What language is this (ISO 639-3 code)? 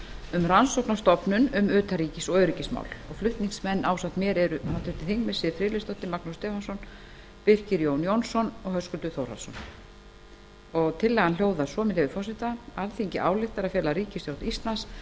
isl